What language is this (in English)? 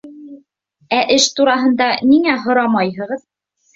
Bashkir